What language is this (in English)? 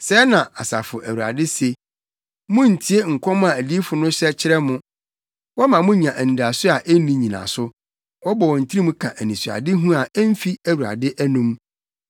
Akan